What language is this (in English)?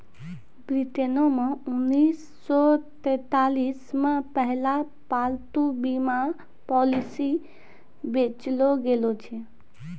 Maithili